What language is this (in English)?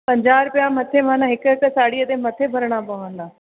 Sindhi